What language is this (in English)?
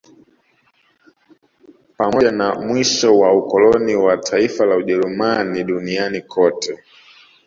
Swahili